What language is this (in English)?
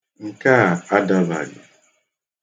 Igbo